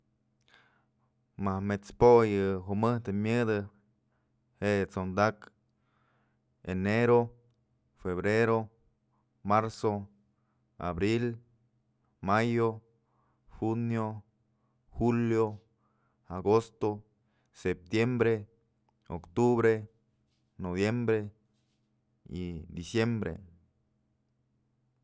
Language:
Mazatlán Mixe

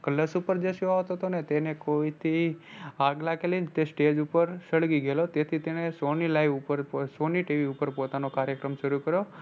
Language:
Gujarati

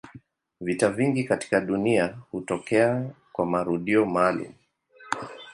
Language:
Swahili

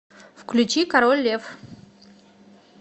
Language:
Russian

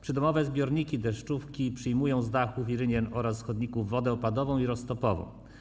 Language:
Polish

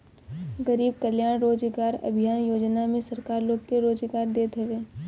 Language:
Bhojpuri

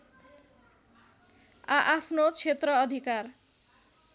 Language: Nepali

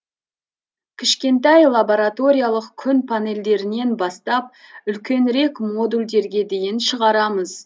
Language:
Kazakh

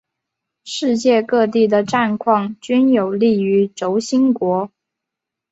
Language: Chinese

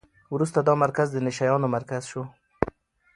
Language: Pashto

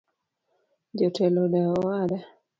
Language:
Luo (Kenya and Tanzania)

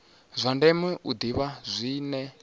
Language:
Venda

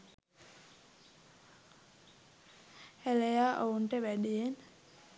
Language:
Sinhala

